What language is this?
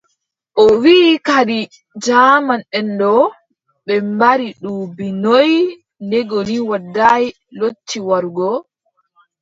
Adamawa Fulfulde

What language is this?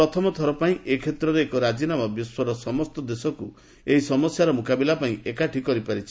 Odia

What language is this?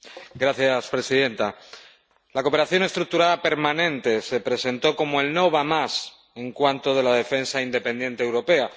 Spanish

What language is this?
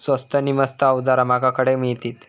Marathi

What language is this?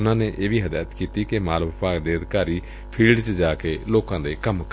Punjabi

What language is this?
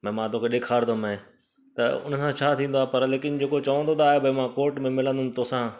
Sindhi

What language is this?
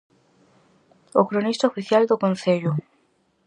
Galician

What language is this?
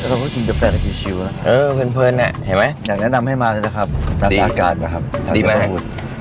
Thai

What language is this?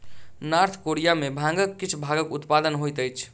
Maithili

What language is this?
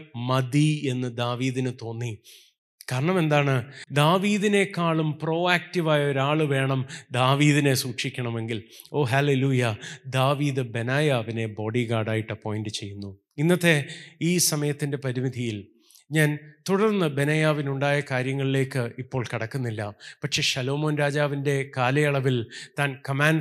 Malayalam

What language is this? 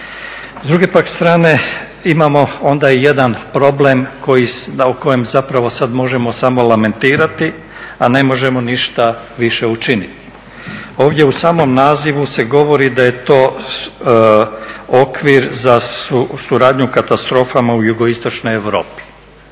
Croatian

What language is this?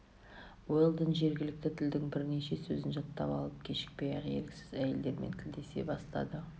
Kazakh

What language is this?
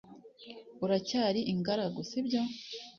Kinyarwanda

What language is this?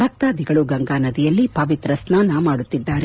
Kannada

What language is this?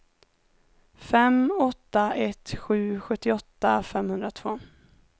Swedish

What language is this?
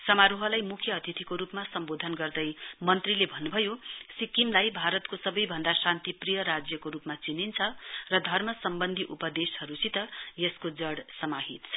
Nepali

